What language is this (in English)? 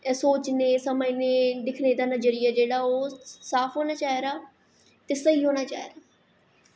Dogri